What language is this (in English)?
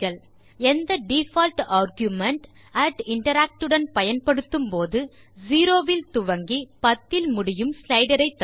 Tamil